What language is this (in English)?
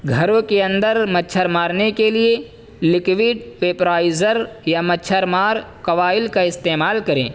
Urdu